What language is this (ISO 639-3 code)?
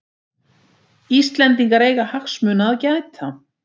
isl